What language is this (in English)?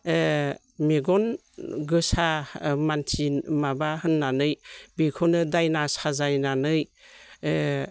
Bodo